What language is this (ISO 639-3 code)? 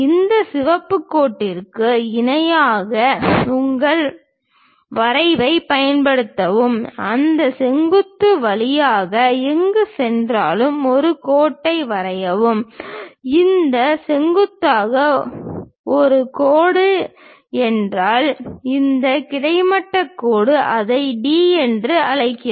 tam